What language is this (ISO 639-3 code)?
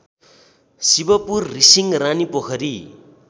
nep